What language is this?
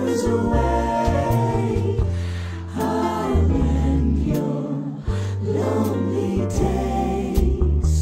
English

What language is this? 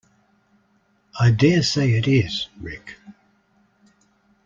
English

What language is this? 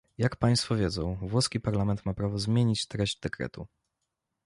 Polish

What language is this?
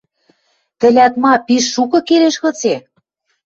Western Mari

